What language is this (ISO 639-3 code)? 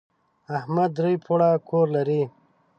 pus